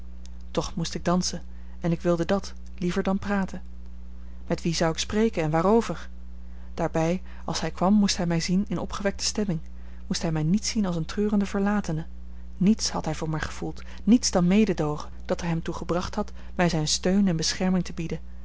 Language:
Dutch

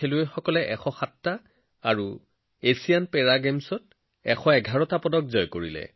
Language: Assamese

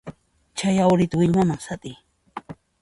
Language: Puno Quechua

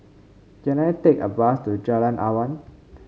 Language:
English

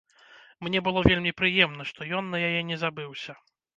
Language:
Belarusian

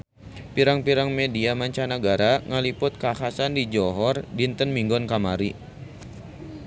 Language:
Sundanese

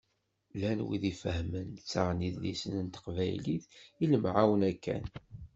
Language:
Kabyle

